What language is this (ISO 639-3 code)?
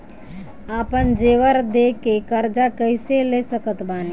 bho